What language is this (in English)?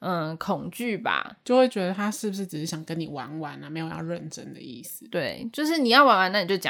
Chinese